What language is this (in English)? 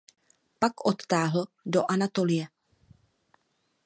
Czech